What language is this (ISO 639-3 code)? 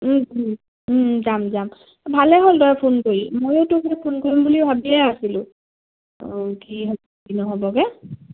asm